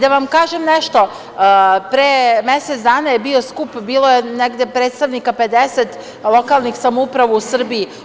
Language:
Serbian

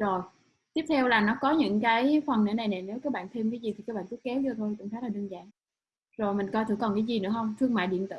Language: Vietnamese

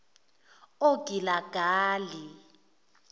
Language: Zulu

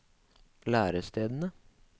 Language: Norwegian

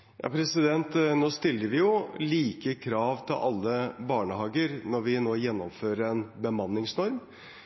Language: Norwegian Bokmål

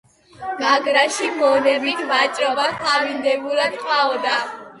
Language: Georgian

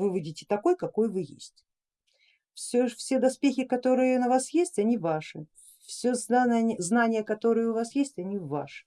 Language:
Russian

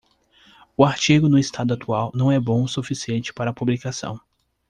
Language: Portuguese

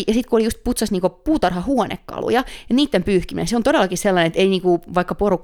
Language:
Finnish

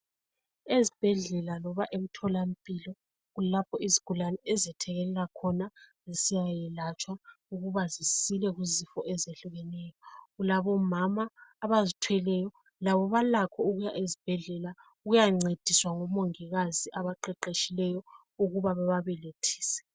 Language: North Ndebele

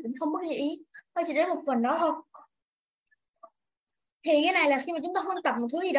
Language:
Vietnamese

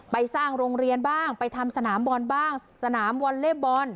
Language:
Thai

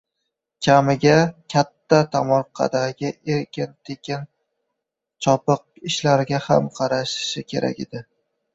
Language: Uzbek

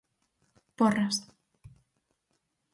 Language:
Galician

